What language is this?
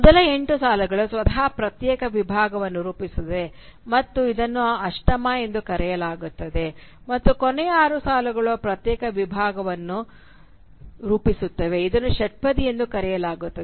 Kannada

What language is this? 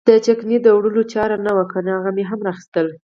Pashto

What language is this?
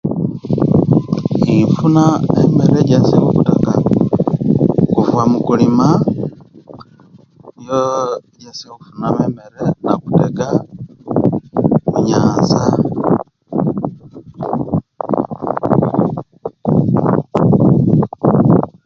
Kenyi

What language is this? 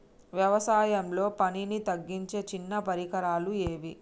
Telugu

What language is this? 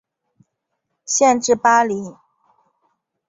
Chinese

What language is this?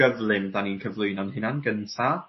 Welsh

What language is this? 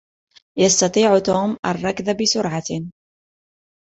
Arabic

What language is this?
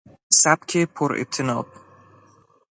Persian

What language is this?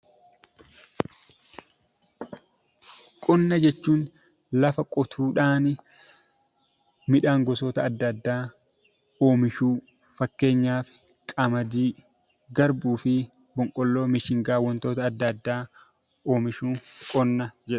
Oromo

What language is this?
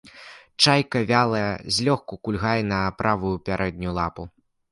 Belarusian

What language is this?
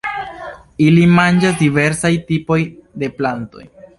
Esperanto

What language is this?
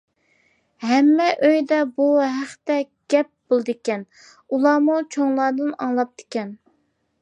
Uyghur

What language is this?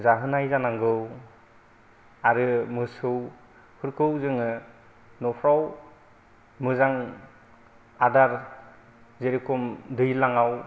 Bodo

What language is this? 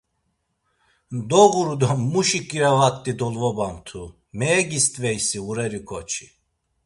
Laz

